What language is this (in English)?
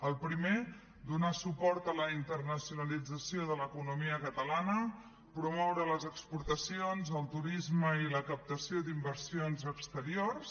Catalan